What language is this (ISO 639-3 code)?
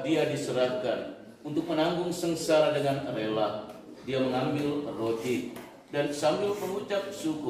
ind